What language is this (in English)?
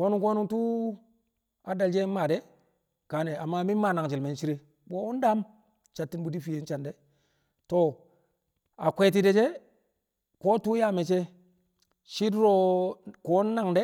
Kamo